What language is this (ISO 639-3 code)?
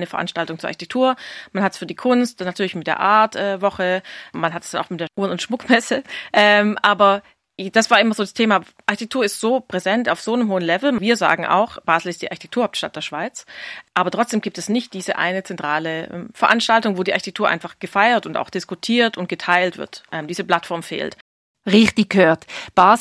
deu